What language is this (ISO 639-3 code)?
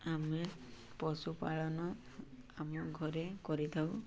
ori